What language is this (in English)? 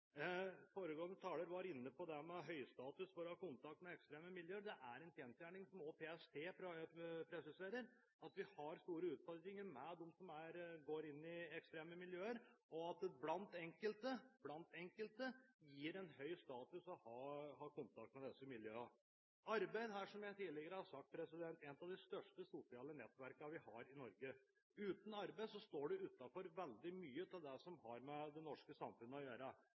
Norwegian Bokmål